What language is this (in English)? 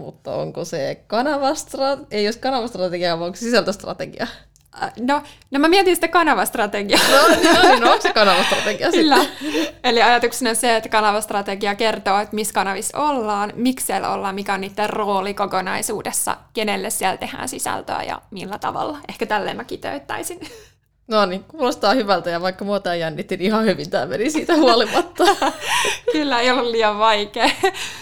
Finnish